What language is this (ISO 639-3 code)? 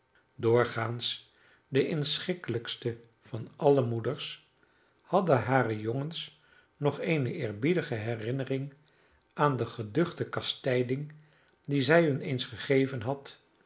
nld